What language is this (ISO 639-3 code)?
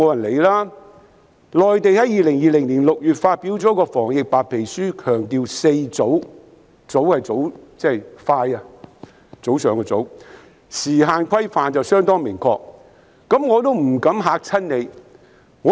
yue